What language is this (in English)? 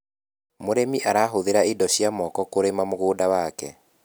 Kikuyu